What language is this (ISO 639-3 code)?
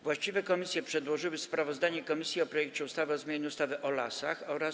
pol